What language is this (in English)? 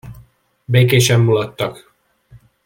Hungarian